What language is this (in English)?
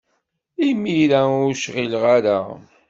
Kabyle